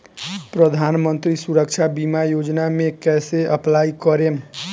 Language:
Bhojpuri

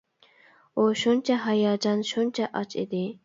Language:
Uyghur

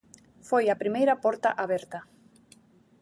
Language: Galician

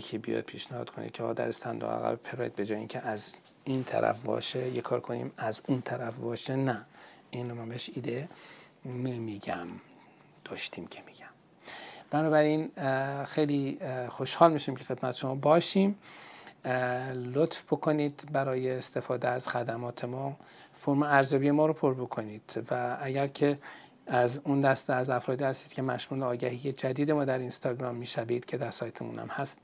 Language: Persian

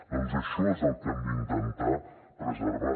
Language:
Catalan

